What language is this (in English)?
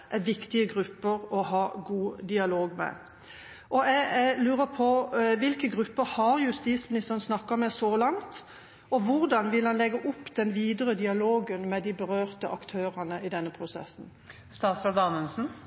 Norwegian Bokmål